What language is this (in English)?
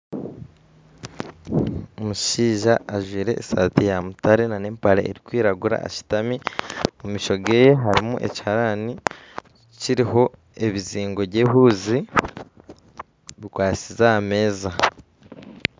Nyankole